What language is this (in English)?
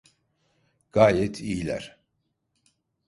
Turkish